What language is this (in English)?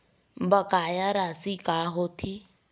Chhattisgarhi